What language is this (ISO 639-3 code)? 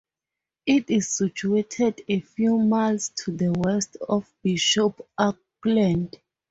eng